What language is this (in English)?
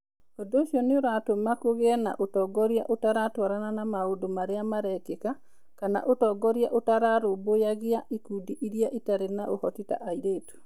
Kikuyu